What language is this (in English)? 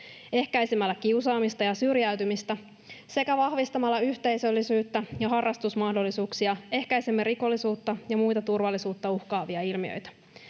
Finnish